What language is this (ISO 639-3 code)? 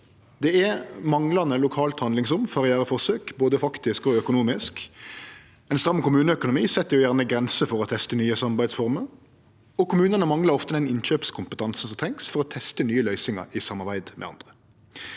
nor